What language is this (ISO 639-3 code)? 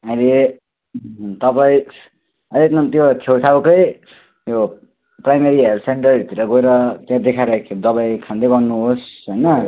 nep